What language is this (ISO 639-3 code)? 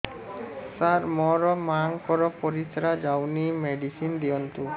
ori